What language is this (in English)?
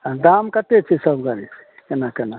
Maithili